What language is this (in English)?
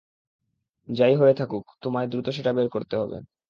Bangla